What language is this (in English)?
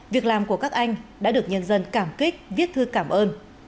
Vietnamese